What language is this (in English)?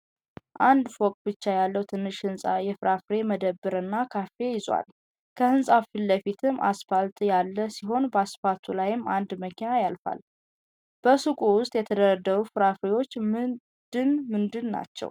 Amharic